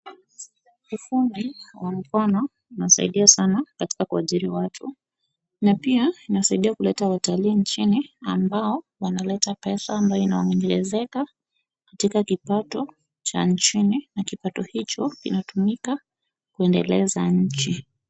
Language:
Swahili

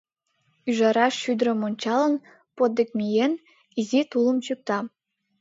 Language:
Mari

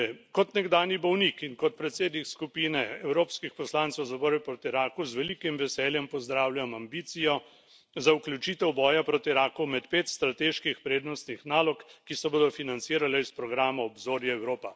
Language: Slovenian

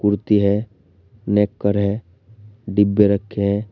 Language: Hindi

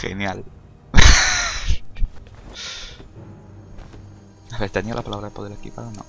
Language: Spanish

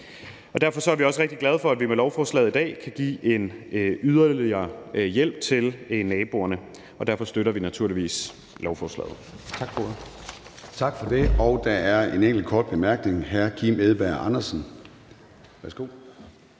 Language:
Danish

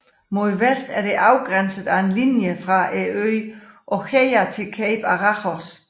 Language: Danish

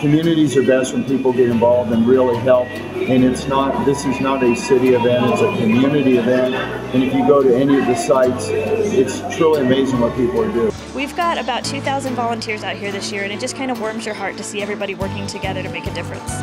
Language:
English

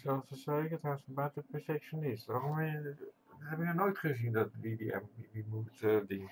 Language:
Dutch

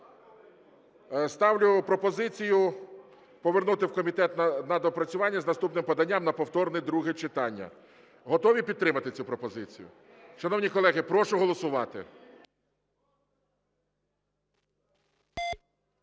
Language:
Ukrainian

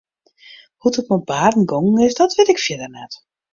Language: Western Frisian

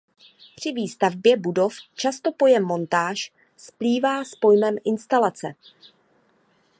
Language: Czech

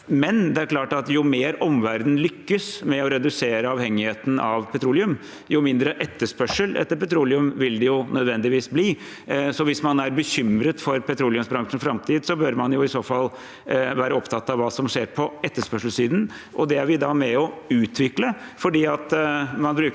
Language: Norwegian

